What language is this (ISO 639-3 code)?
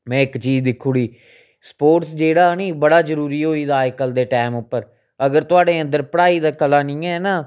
doi